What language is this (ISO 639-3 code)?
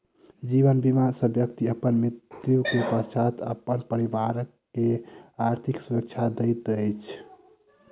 mai